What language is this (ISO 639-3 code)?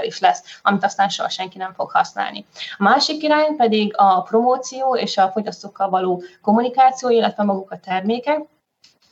hun